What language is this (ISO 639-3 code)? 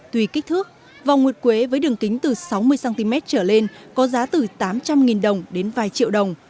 vie